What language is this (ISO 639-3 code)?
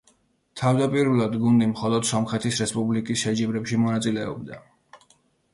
kat